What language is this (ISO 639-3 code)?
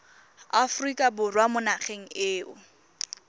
tsn